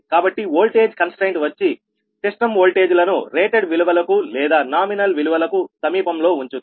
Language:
Telugu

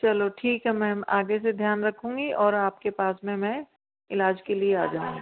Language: Hindi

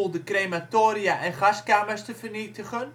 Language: Dutch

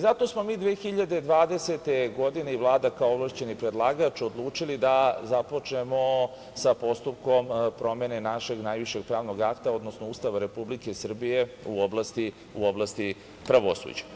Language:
Serbian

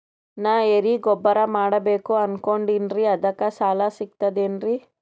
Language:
Kannada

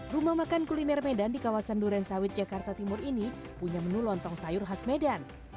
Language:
Indonesian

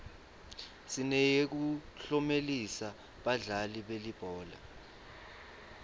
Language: Swati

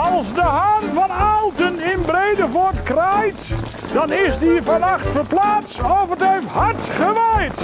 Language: Dutch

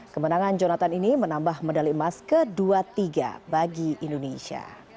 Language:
Indonesian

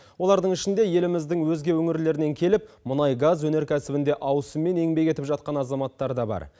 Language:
Kazakh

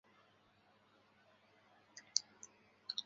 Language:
Chinese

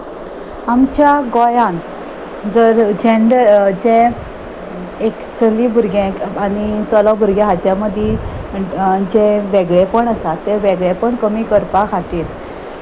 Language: Konkani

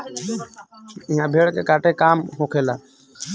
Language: Bhojpuri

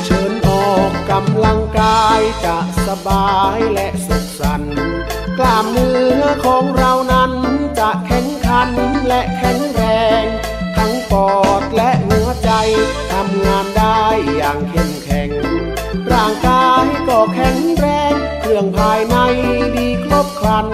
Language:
Thai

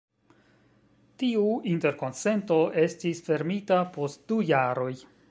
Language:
Esperanto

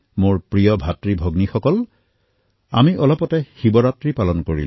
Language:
Assamese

